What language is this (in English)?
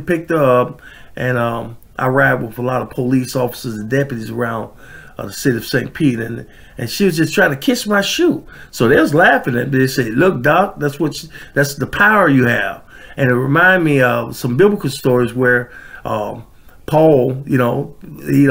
English